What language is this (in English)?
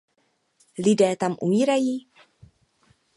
Czech